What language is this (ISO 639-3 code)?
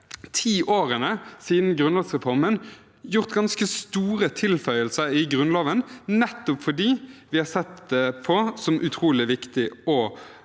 nor